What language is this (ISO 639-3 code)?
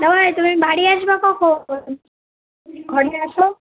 ben